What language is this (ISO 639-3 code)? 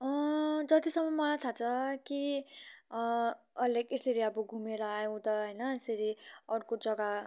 nep